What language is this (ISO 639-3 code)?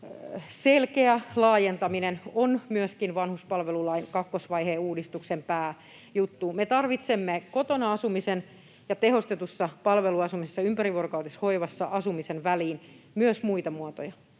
fin